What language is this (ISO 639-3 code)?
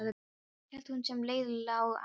isl